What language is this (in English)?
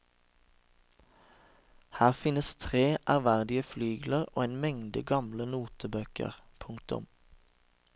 Norwegian